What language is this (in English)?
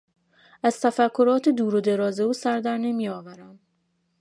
Persian